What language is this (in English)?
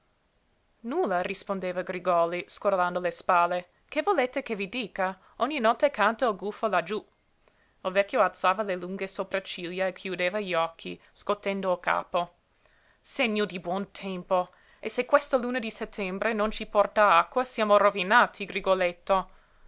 Italian